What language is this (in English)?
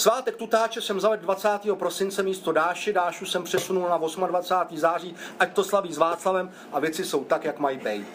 Czech